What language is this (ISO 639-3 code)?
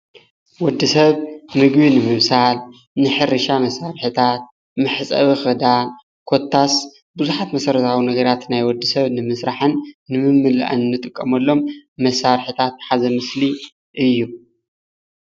tir